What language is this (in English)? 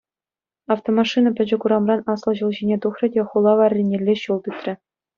Chuvash